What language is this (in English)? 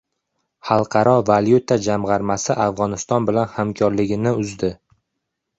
Uzbek